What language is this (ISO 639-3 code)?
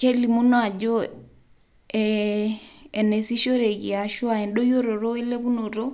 mas